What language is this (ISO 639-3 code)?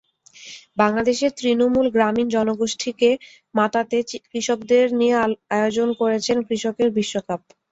ben